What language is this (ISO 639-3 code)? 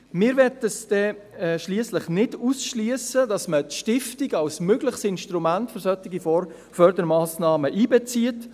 gsw